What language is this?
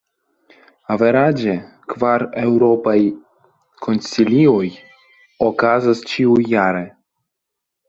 Esperanto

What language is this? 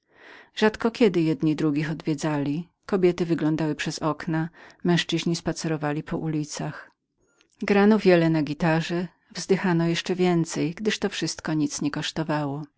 Polish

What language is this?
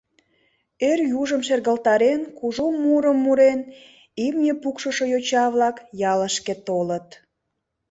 Mari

